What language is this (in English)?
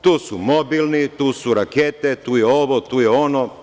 Serbian